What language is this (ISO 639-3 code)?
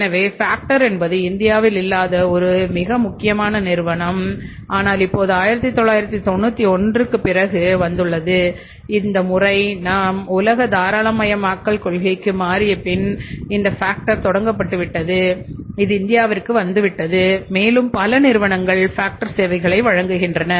tam